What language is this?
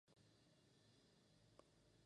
Spanish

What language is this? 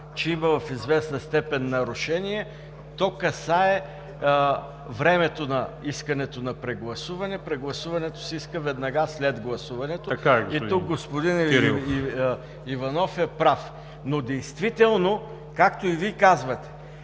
Bulgarian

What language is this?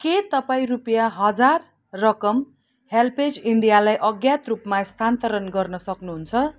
Nepali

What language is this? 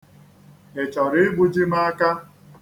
Igbo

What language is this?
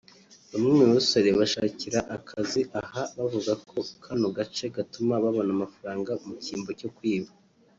Kinyarwanda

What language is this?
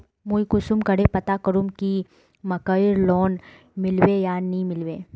Magahi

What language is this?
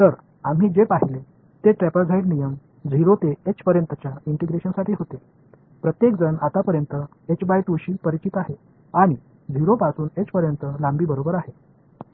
Marathi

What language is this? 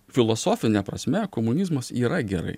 Lithuanian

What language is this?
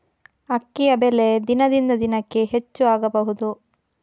Kannada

